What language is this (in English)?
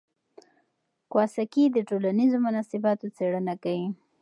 Pashto